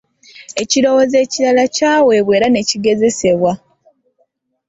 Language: Ganda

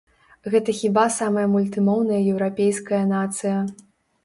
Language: Belarusian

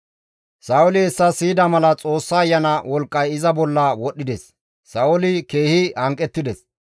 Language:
Gamo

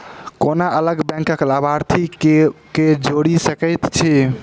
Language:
Maithili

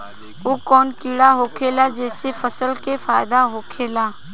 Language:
Bhojpuri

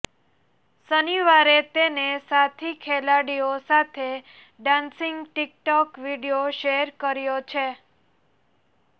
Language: Gujarati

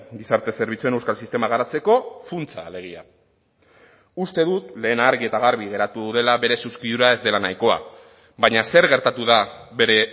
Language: Basque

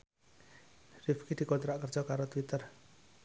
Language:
Javanese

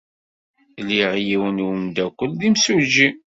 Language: Kabyle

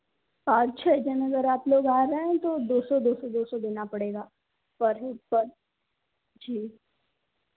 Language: Hindi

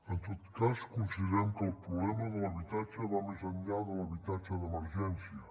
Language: Catalan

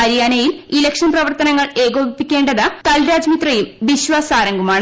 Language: Malayalam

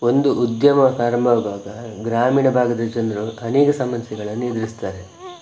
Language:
Kannada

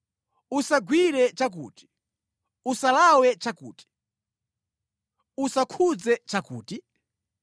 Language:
Nyanja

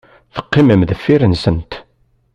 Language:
Kabyle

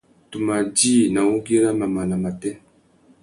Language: Tuki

